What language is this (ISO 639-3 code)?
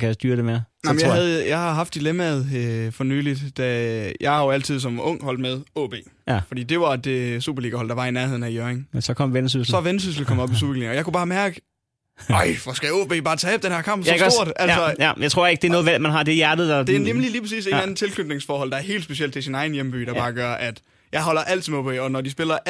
dan